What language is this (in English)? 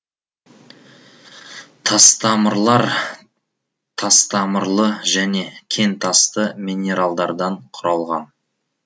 Kazakh